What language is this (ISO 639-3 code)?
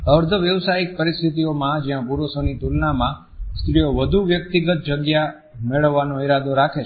guj